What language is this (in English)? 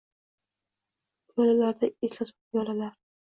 Uzbek